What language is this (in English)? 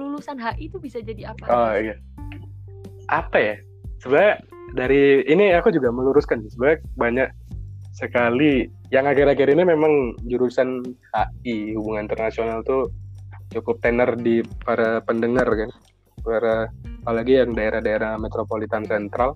Indonesian